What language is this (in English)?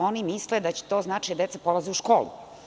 Serbian